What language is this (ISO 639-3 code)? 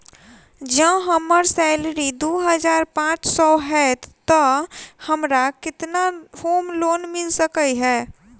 mai